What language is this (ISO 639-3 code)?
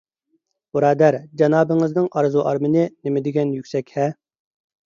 uig